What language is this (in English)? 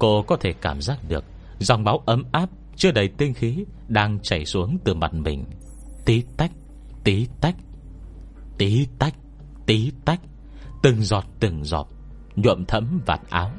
Vietnamese